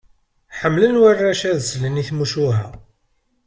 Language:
Kabyle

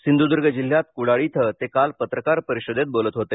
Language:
Marathi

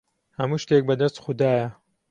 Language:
Central Kurdish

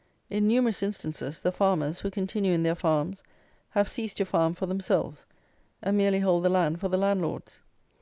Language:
English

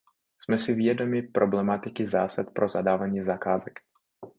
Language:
Czech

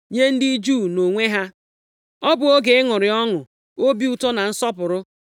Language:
Igbo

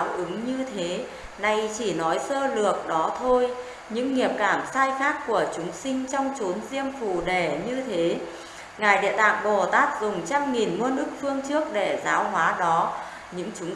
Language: Vietnamese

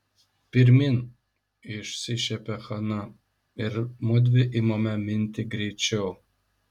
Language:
Lithuanian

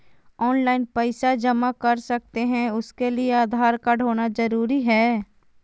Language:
Magahi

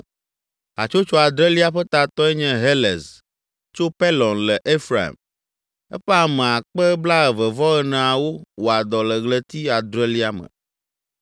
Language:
Ewe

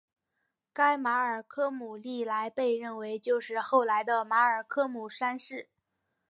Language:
Chinese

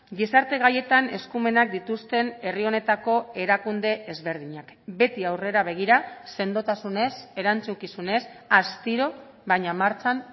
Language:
Basque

